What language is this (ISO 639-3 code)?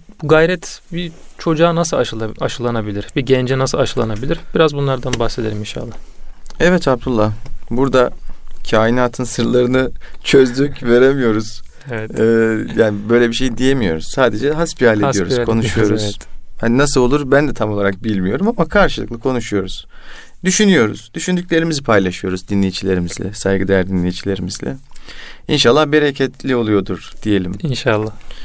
tur